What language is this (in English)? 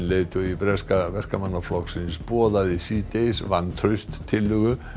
Icelandic